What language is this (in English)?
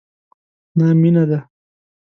Pashto